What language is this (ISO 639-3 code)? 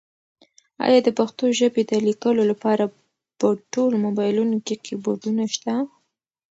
pus